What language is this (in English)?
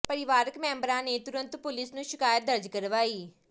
Punjabi